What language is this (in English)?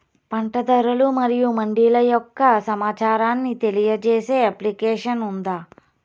Telugu